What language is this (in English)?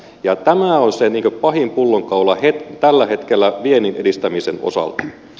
Finnish